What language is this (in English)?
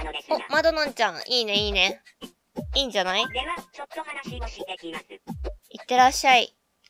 Japanese